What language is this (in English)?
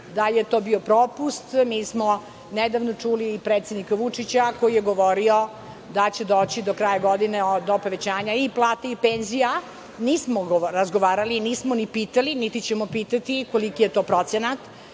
Serbian